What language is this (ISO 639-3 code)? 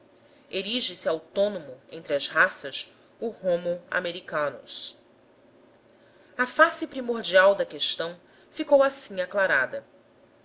por